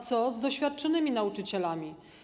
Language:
Polish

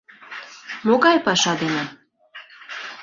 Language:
Mari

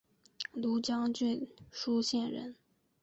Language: Chinese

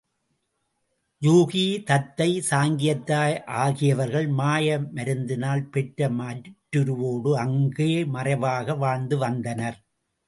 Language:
Tamil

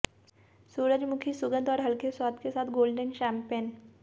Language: Hindi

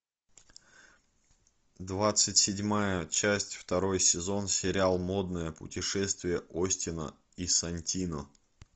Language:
Russian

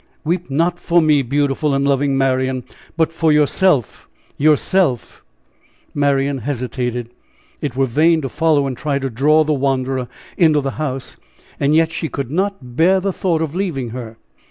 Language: English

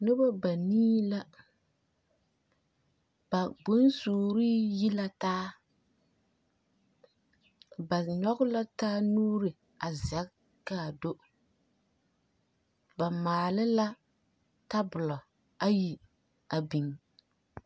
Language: Southern Dagaare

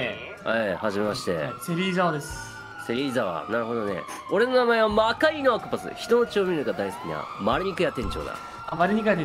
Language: Japanese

